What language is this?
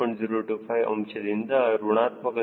Kannada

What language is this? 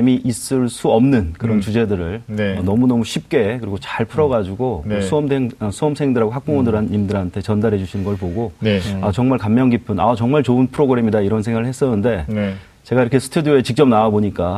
Korean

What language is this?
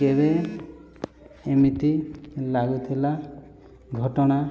Odia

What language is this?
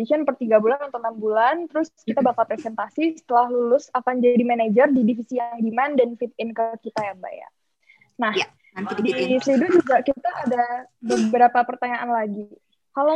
Indonesian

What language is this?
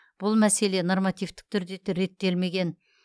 Kazakh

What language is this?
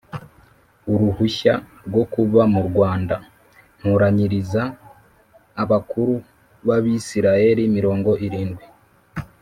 Kinyarwanda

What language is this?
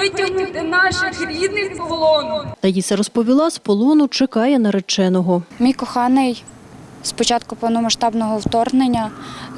Ukrainian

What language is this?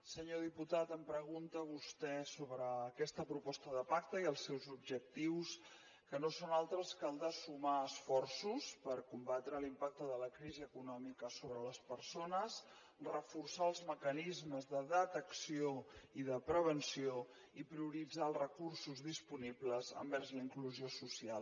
Catalan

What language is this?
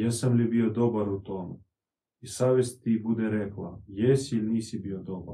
Croatian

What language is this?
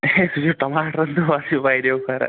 Kashmiri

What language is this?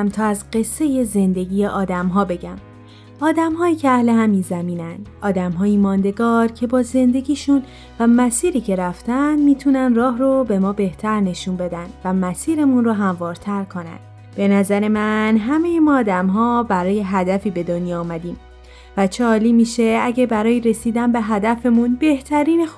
Persian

